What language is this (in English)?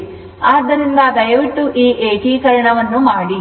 Kannada